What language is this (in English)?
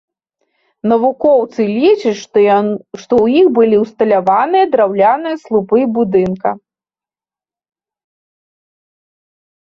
Belarusian